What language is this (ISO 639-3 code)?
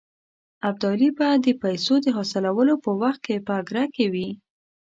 pus